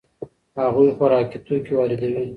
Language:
Pashto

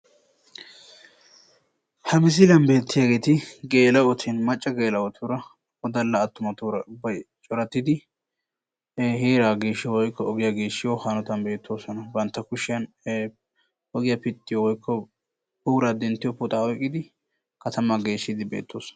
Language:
Wolaytta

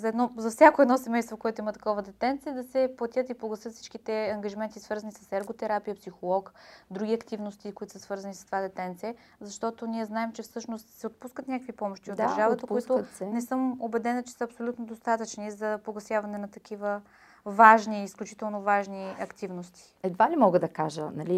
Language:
Bulgarian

